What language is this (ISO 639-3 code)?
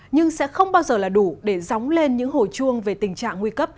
vie